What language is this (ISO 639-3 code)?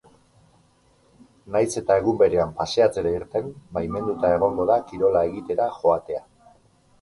eus